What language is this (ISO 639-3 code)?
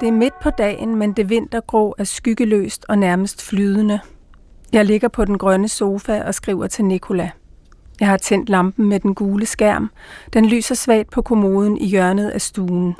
dan